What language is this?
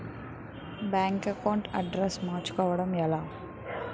Telugu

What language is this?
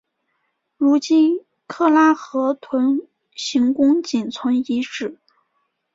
Chinese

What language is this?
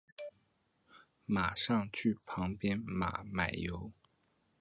Chinese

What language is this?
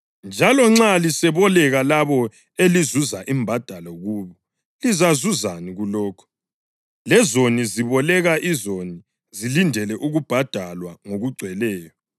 North Ndebele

